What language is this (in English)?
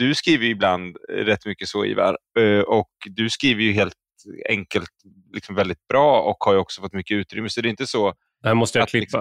Swedish